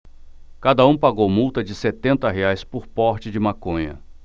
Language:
Portuguese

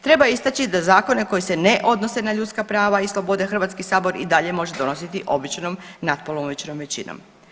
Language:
Croatian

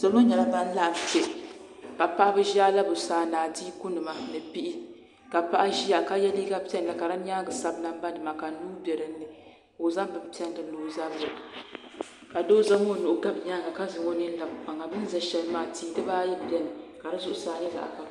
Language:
Dagbani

